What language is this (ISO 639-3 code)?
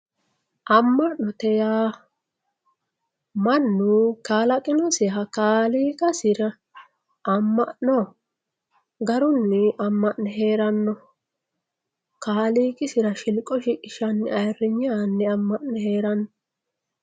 sid